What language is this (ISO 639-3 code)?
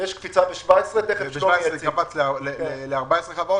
heb